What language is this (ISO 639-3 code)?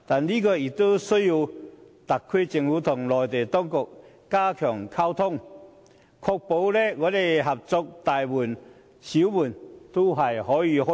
yue